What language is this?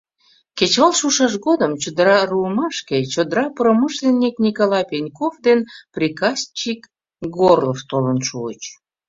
Mari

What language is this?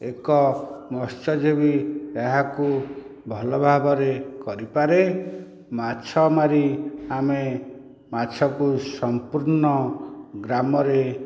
Odia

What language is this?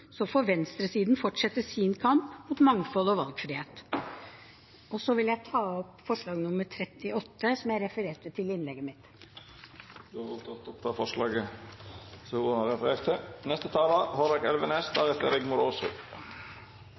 Norwegian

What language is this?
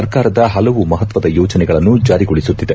Kannada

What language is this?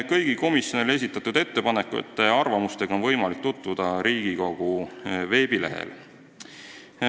Estonian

